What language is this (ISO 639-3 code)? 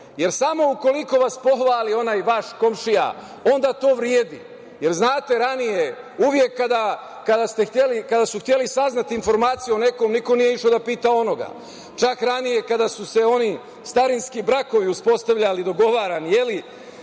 srp